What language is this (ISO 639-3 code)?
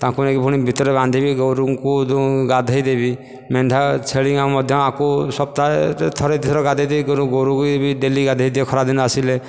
ori